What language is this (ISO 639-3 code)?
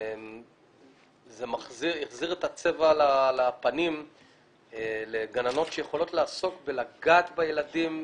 heb